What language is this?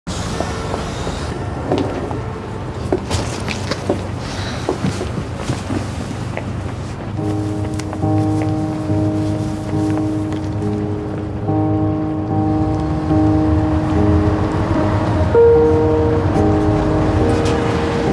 Japanese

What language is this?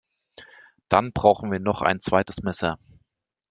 German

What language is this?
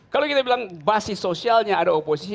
Indonesian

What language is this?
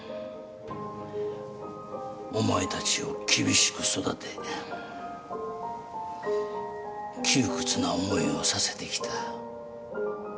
Japanese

